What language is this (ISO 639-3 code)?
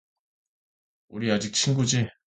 kor